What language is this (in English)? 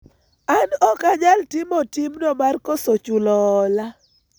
Luo (Kenya and Tanzania)